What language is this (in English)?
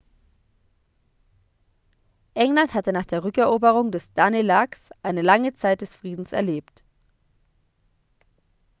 German